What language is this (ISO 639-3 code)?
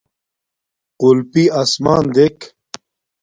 dmk